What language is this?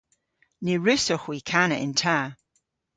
Cornish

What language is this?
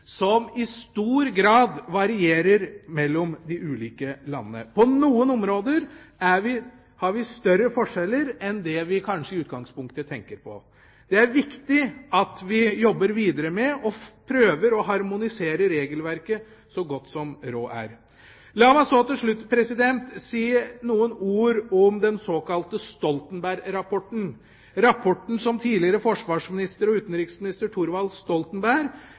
Norwegian Bokmål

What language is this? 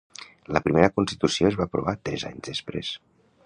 Catalan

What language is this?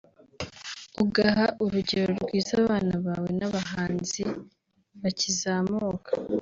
Kinyarwanda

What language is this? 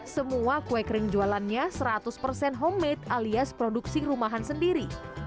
Indonesian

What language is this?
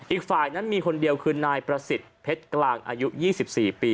Thai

